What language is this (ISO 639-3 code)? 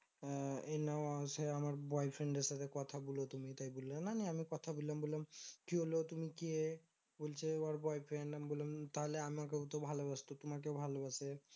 ben